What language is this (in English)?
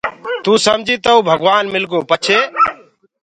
Gurgula